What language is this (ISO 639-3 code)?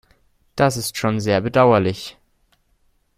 deu